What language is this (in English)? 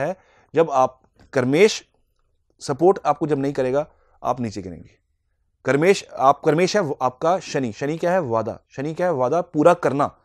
Hindi